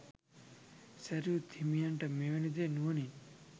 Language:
Sinhala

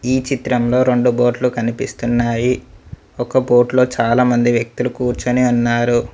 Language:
Telugu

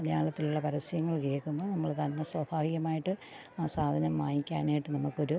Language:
Malayalam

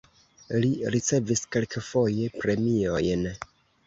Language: Esperanto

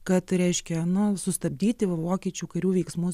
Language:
Lithuanian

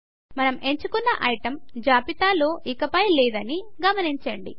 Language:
Telugu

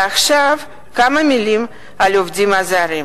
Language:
Hebrew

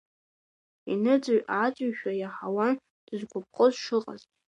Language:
Abkhazian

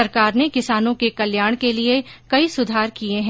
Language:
Hindi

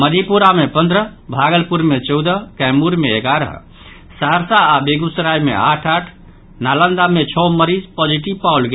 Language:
Maithili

